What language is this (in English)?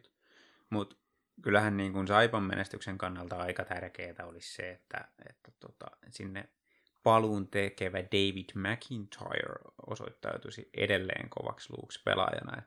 Finnish